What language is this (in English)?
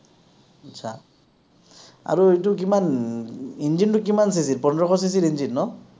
Assamese